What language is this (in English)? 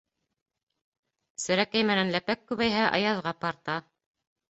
Bashkir